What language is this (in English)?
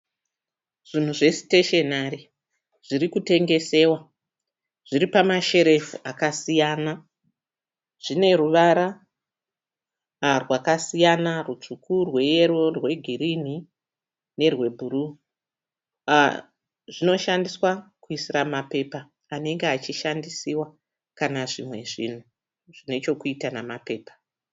Shona